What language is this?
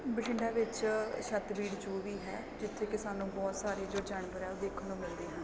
Punjabi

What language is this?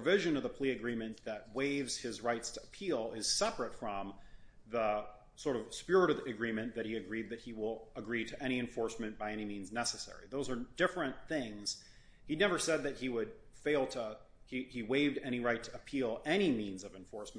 English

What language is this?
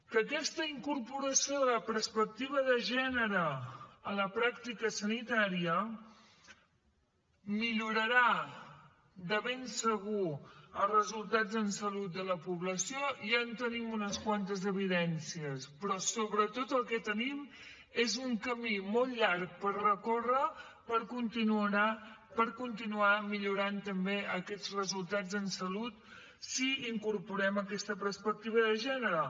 Catalan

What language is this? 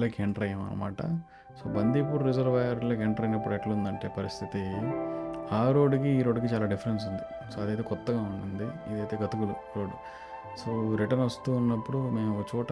Telugu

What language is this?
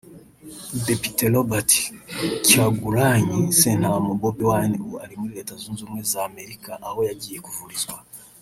Kinyarwanda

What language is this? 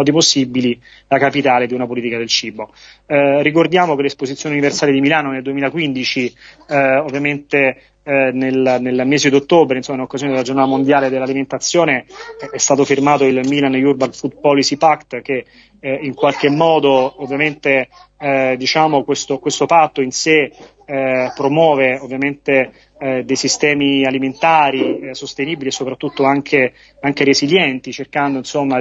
Italian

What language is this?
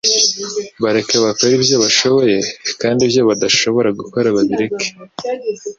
Kinyarwanda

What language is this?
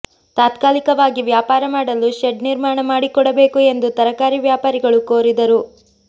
Kannada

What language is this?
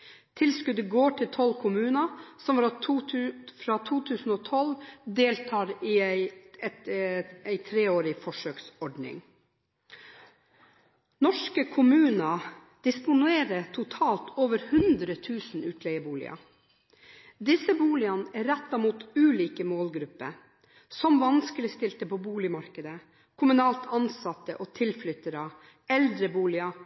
Norwegian Bokmål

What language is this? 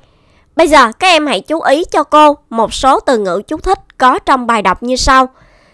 Vietnamese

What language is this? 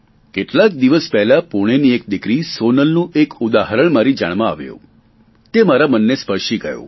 Gujarati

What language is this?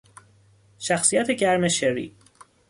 Persian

